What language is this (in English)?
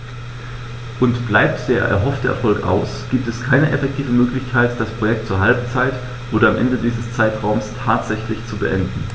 German